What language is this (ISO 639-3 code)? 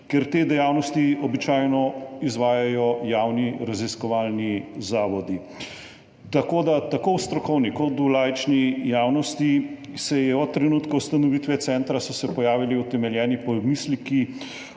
slv